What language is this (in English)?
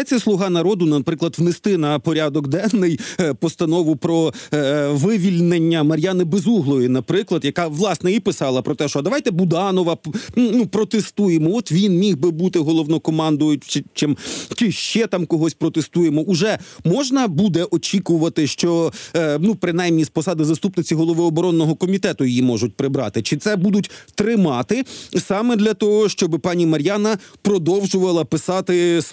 Ukrainian